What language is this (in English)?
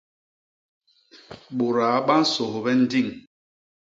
Basaa